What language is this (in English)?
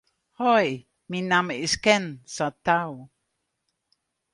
Western Frisian